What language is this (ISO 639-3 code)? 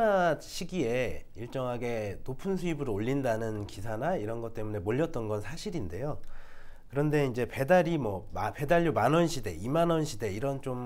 kor